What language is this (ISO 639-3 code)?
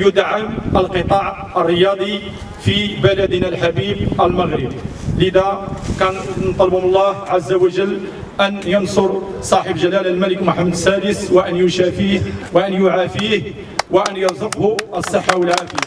ara